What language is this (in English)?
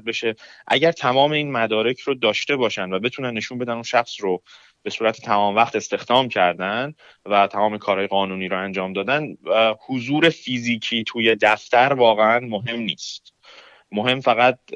Persian